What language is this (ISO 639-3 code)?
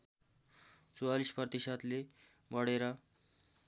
nep